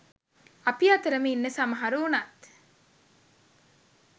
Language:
Sinhala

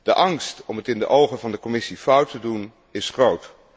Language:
Dutch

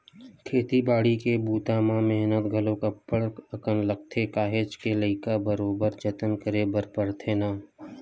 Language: Chhattisgarhi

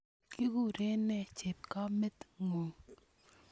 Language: Kalenjin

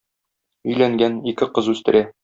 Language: Tatar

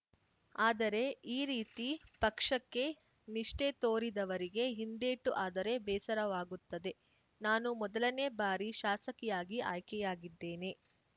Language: Kannada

